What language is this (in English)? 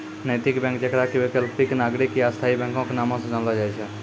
Maithili